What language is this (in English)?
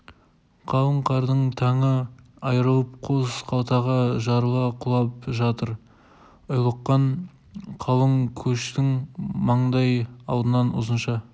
Kazakh